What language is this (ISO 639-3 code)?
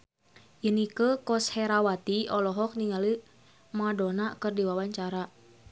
sun